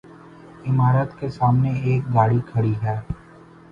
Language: Urdu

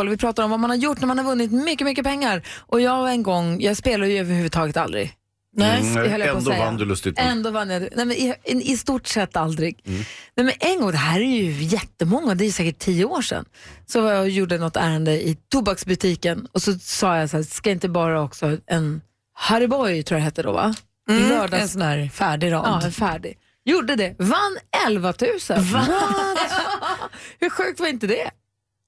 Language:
Swedish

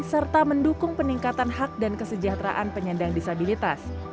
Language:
Indonesian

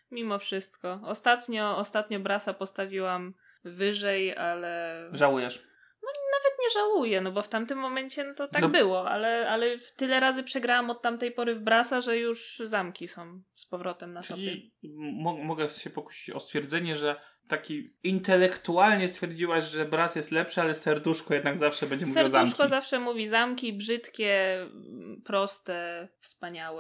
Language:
Polish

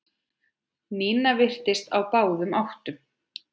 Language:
Icelandic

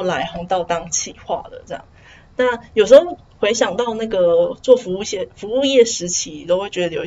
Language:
Chinese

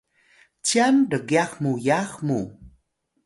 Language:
Atayal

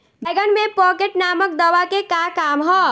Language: Bhojpuri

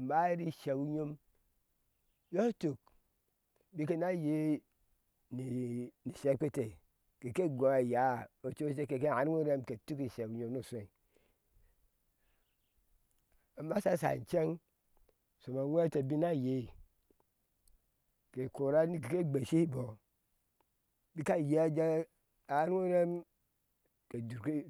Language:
Ashe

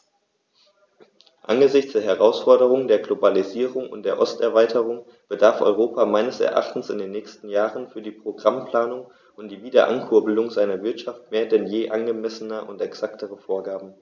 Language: German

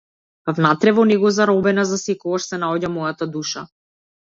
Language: Macedonian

